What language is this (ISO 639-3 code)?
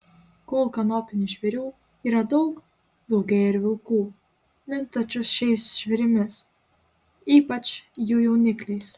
lit